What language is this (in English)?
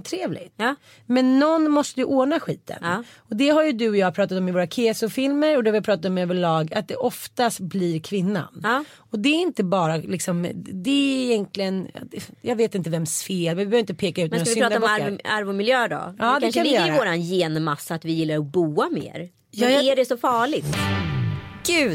Swedish